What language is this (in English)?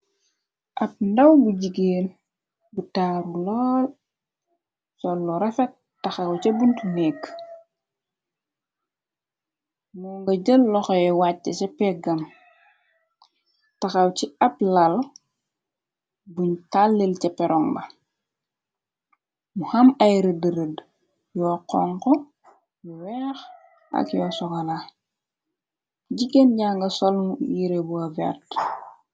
Wolof